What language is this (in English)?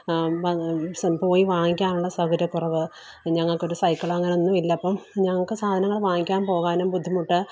Malayalam